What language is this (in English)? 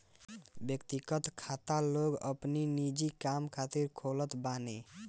Bhojpuri